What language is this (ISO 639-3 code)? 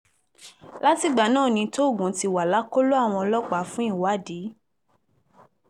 yor